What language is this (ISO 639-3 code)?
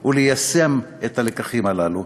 heb